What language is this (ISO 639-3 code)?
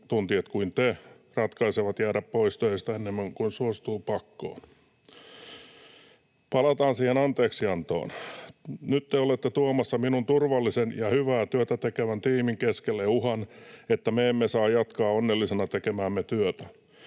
fin